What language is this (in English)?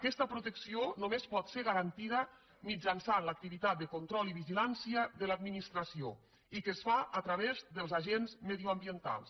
Catalan